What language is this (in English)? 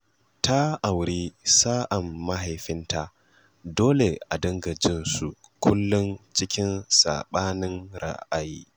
Hausa